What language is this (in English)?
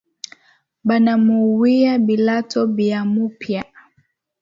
Swahili